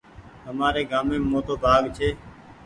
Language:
Goaria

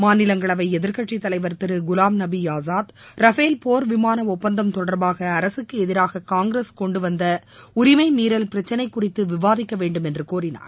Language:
Tamil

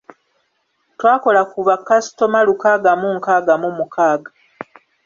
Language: Ganda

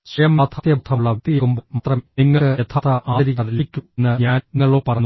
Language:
Malayalam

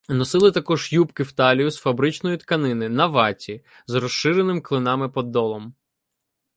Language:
Ukrainian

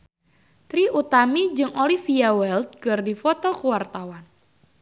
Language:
Sundanese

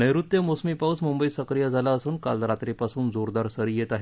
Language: Marathi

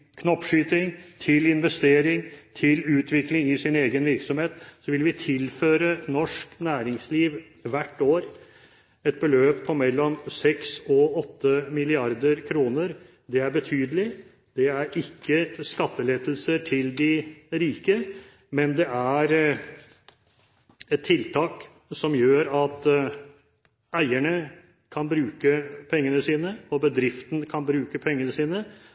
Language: Norwegian Bokmål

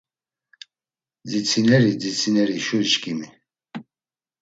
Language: Laz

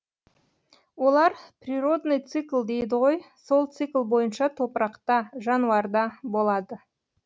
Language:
Kazakh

